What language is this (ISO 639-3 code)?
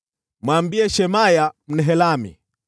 swa